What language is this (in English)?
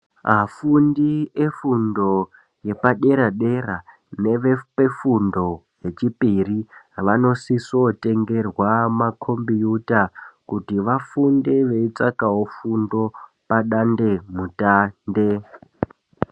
Ndau